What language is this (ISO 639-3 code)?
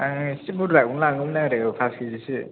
brx